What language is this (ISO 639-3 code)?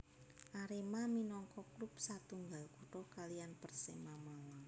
jav